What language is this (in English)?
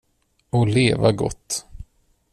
Swedish